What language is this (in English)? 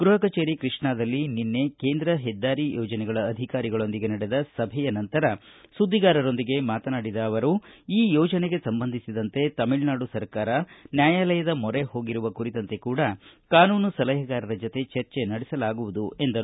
Kannada